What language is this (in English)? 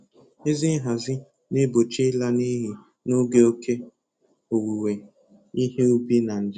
Igbo